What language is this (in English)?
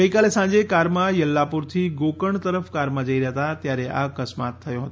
Gujarati